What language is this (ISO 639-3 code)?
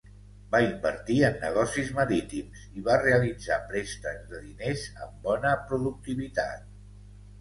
cat